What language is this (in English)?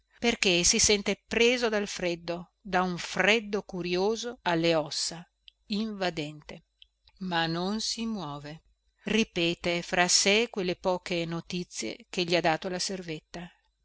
Italian